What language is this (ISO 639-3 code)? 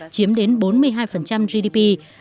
vie